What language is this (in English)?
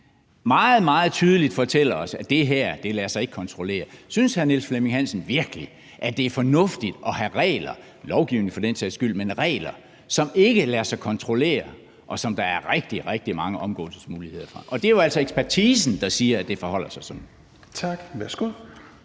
Danish